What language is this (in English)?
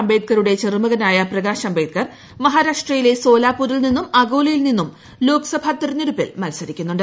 Malayalam